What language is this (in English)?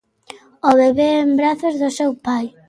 Galician